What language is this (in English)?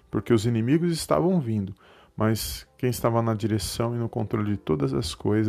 Portuguese